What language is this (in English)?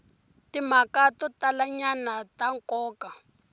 Tsonga